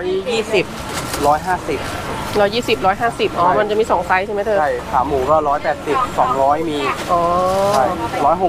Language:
Thai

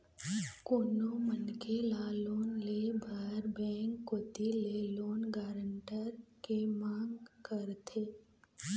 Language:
Chhattisgarhi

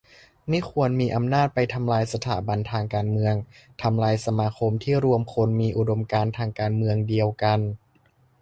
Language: Thai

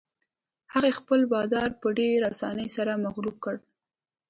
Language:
Pashto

